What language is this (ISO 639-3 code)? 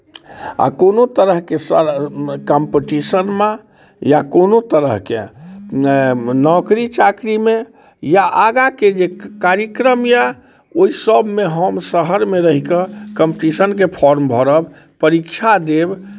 mai